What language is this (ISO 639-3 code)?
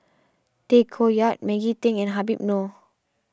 eng